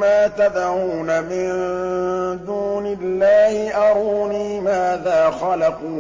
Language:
Arabic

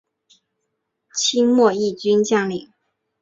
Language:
Chinese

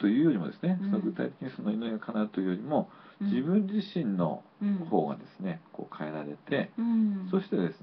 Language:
Japanese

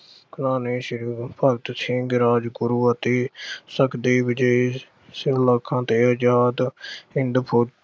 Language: Punjabi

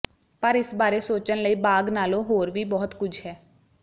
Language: Punjabi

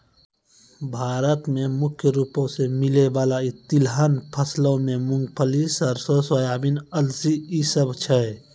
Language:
Maithili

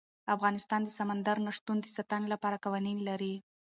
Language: Pashto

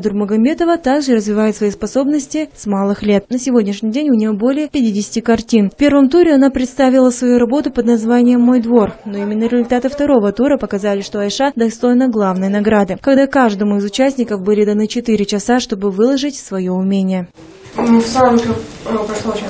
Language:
Russian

